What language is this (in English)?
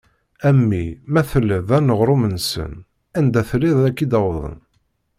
Kabyle